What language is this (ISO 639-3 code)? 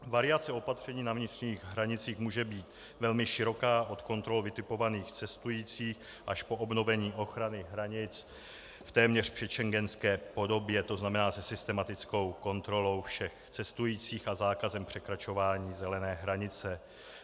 ces